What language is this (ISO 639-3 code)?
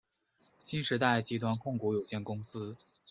zho